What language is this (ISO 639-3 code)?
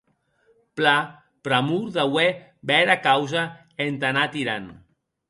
oci